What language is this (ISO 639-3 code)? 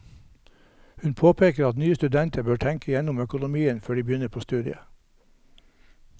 nor